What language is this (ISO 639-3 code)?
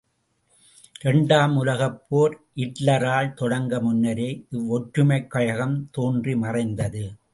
tam